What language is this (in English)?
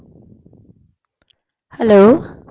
Punjabi